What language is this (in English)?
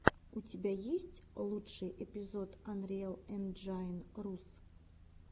Russian